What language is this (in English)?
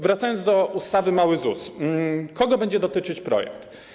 Polish